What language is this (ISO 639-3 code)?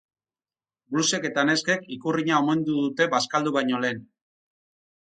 eus